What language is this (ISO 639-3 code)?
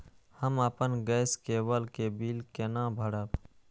mai